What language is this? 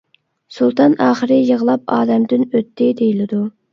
Uyghur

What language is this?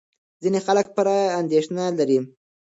Pashto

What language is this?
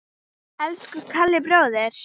Icelandic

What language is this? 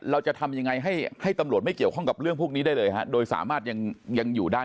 Thai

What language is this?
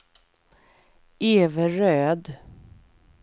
Swedish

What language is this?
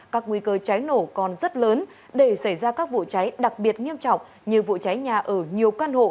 Vietnamese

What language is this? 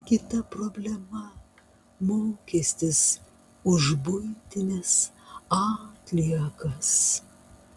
Lithuanian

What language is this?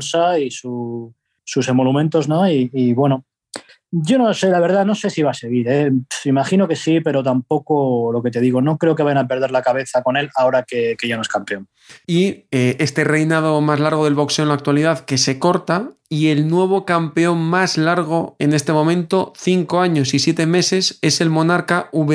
Spanish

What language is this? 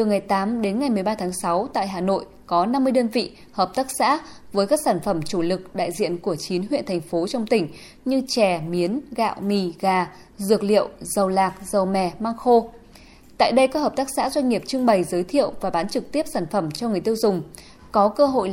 Vietnamese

